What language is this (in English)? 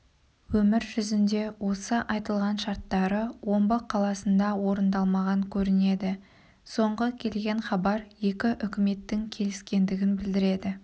Kazakh